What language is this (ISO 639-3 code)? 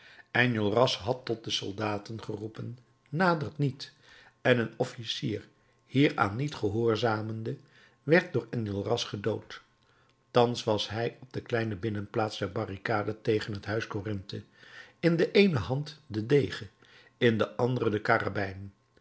nld